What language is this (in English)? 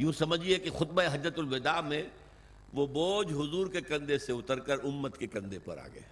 Urdu